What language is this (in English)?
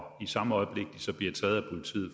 Danish